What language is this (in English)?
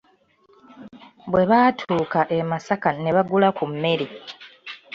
Ganda